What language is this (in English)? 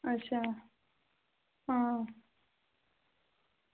Dogri